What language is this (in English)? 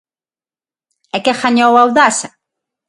Galician